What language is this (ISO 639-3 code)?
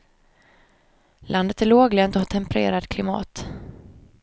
swe